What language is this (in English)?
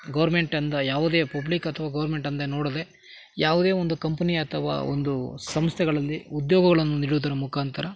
Kannada